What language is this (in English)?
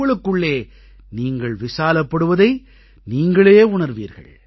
Tamil